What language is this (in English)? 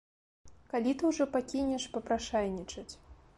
Belarusian